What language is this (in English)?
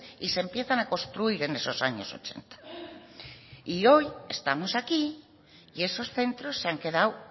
Spanish